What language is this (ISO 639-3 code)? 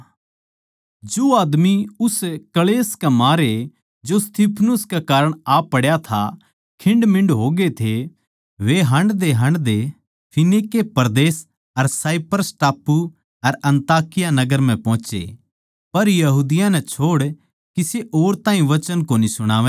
bgc